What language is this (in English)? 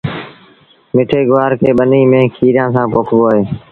Sindhi Bhil